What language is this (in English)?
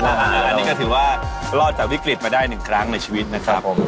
Thai